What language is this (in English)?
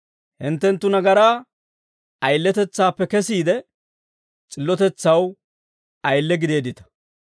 Dawro